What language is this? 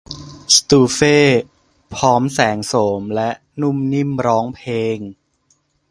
Thai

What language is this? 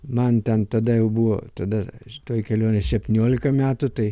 Lithuanian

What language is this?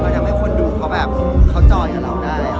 Thai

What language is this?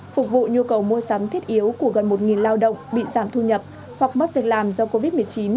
Vietnamese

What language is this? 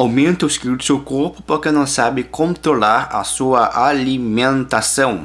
Portuguese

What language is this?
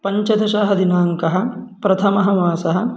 Sanskrit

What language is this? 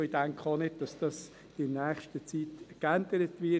Swiss German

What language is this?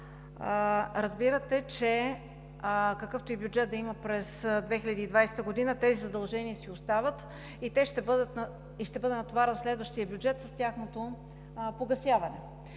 Bulgarian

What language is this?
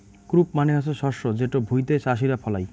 Bangla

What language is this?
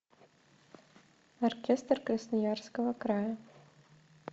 Russian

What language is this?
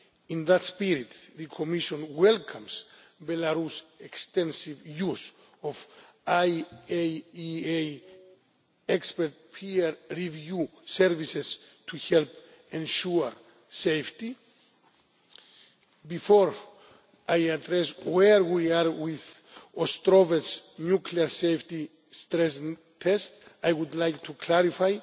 English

